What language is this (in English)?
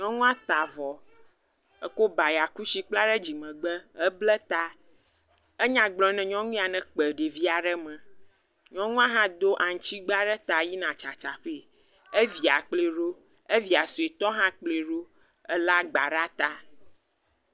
Ewe